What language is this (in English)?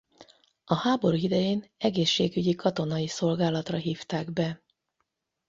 Hungarian